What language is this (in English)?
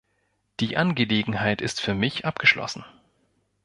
German